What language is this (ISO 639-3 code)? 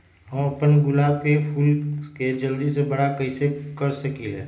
mag